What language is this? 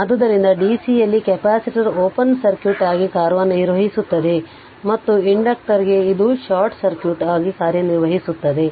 Kannada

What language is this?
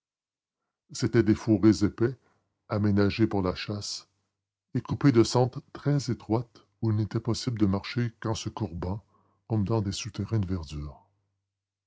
French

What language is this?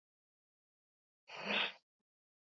Basque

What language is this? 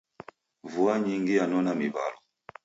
Taita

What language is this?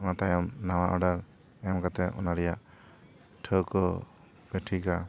Santali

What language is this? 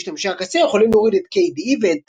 Hebrew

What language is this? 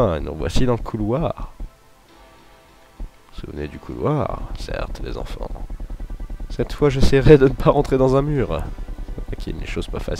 French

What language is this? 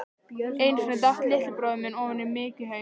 Icelandic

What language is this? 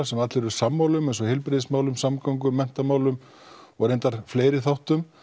Icelandic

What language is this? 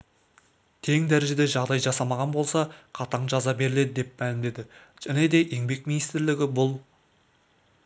Kazakh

